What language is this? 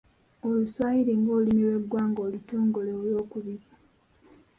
Ganda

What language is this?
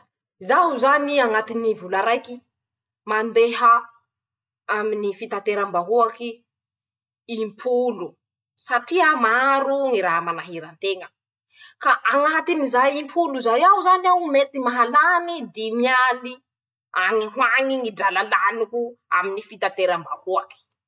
Masikoro Malagasy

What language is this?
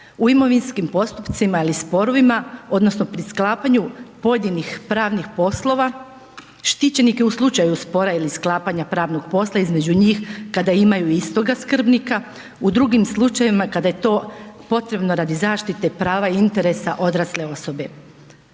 Croatian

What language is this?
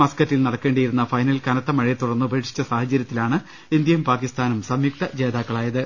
Malayalam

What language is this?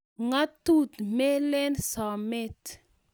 Kalenjin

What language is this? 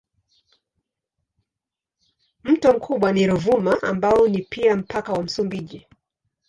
Swahili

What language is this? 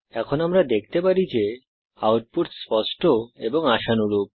Bangla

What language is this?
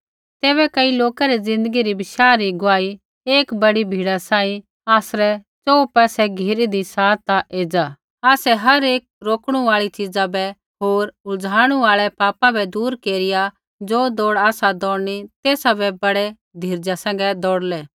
Kullu Pahari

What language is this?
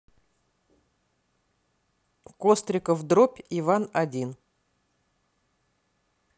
Russian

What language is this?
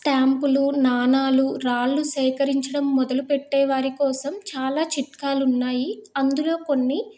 Telugu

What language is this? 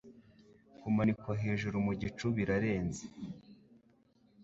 Kinyarwanda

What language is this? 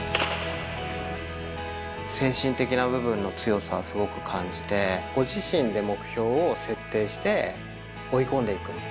Japanese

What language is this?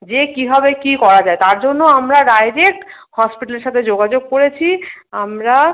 Bangla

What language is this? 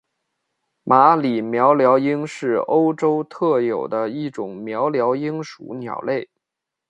Chinese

